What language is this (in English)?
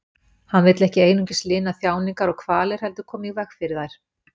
Icelandic